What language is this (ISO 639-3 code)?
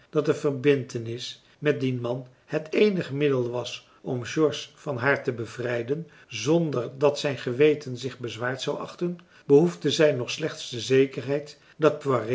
nld